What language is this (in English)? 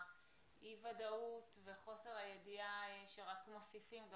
Hebrew